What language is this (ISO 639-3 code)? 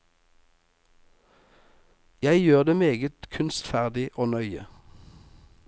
nor